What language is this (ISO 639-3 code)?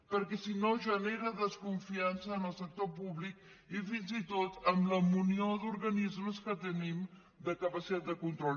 cat